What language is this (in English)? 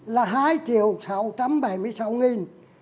Vietnamese